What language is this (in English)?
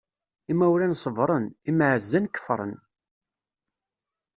Kabyle